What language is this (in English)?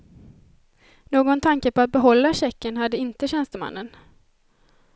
Swedish